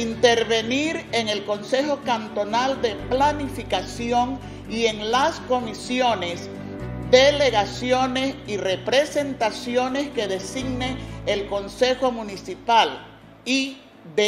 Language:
Spanish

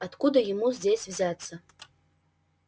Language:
Russian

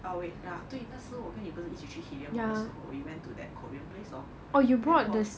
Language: English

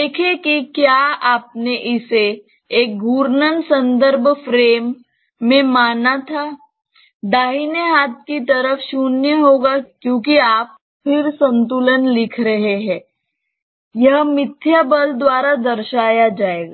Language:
Hindi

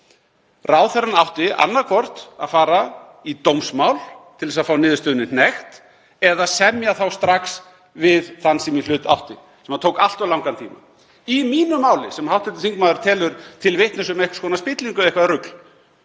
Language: Icelandic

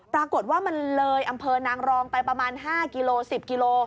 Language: Thai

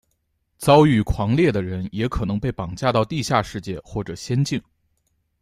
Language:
Chinese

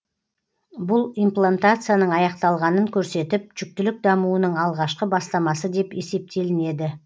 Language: Kazakh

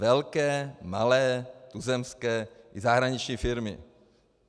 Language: Czech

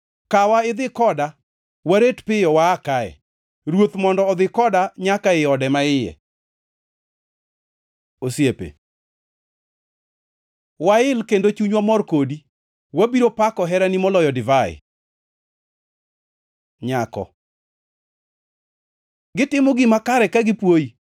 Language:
Luo (Kenya and Tanzania)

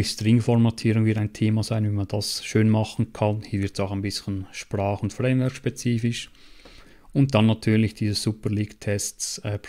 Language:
German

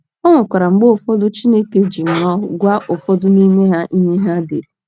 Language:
Igbo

